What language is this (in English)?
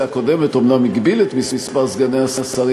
Hebrew